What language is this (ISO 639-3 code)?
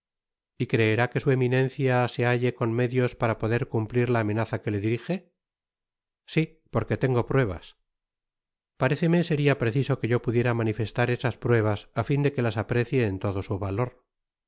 spa